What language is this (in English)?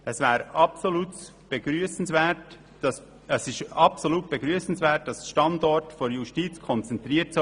Swiss German